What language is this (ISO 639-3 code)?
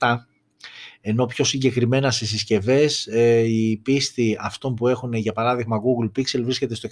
ell